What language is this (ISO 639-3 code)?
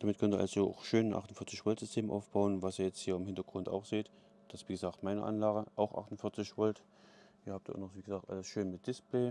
deu